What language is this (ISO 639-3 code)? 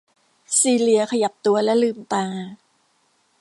tha